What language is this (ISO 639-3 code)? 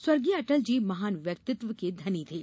hin